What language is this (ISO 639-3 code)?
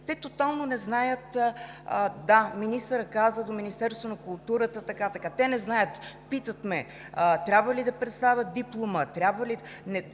bul